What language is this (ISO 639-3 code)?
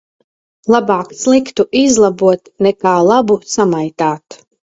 lav